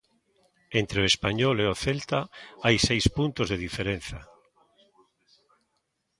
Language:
Galician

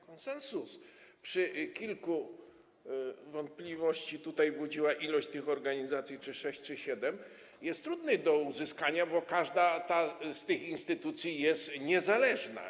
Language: Polish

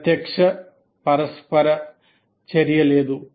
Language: Telugu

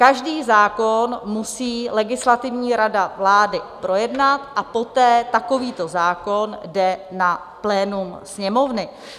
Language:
Czech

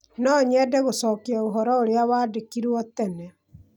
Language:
Kikuyu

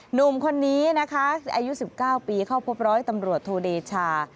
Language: Thai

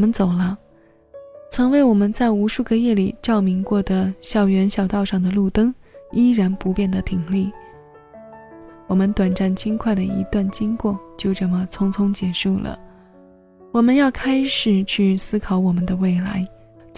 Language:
Chinese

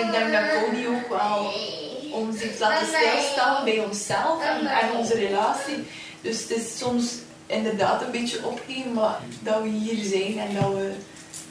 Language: Dutch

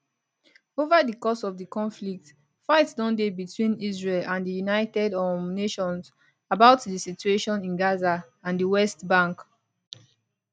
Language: Nigerian Pidgin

